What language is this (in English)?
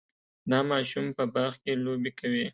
Pashto